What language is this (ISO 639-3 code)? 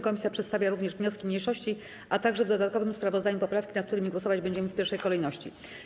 pol